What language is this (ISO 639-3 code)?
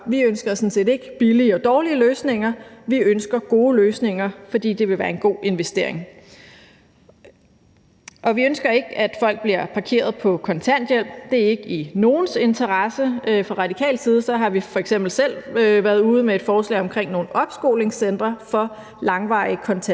dan